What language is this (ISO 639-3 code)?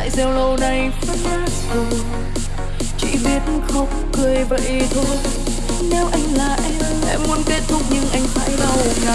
vie